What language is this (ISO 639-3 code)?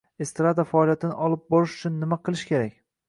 uzb